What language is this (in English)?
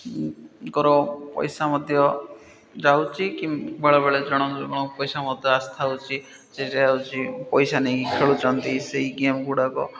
Odia